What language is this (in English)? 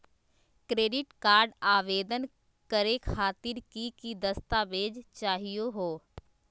Magahi